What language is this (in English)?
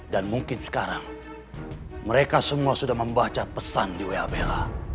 Indonesian